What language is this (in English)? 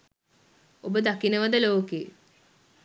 Sinhala